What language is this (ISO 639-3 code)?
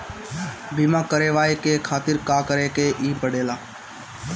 bho